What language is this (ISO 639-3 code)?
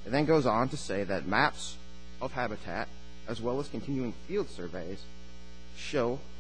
eng